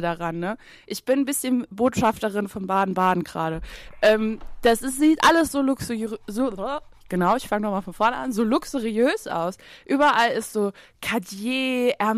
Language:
German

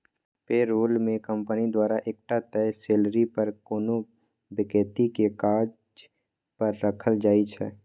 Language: Maithili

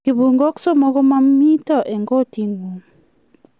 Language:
Kalenjin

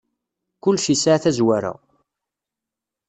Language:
Kabyle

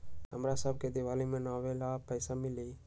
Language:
Magahi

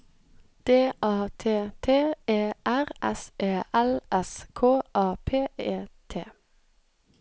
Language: Norwegian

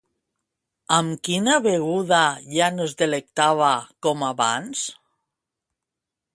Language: Catalan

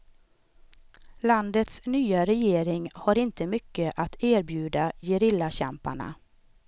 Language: Swedish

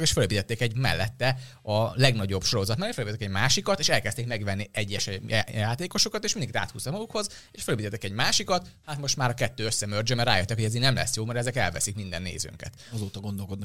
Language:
Hungarian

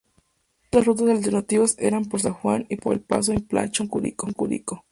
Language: Spanish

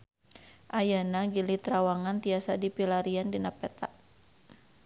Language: Sundanese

